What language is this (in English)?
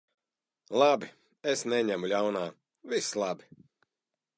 Latvian